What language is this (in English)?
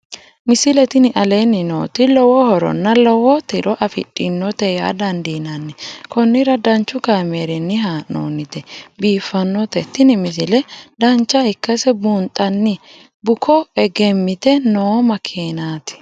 Sidamo